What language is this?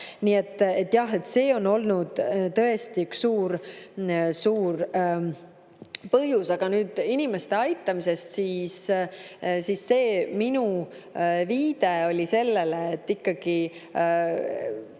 Estonian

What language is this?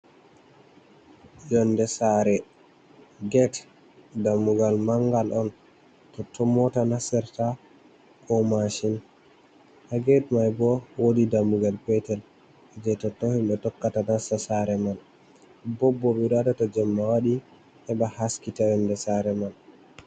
Fula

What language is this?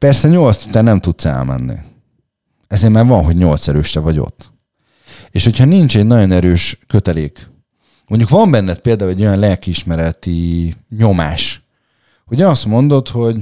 Hungarian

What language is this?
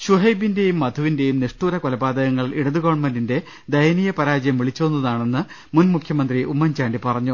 Malayalam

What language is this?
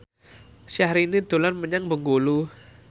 Javanese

